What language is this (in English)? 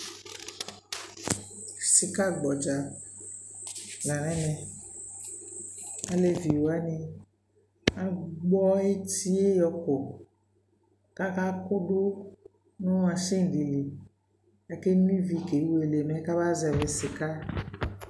Ikposo